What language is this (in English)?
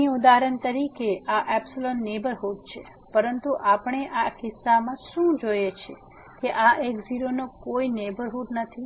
Gujarati